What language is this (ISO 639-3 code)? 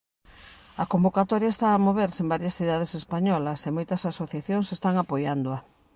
glg